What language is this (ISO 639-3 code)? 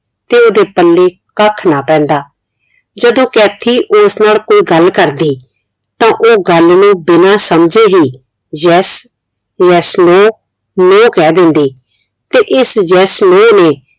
pan